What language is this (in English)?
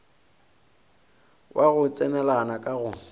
Northern Sotho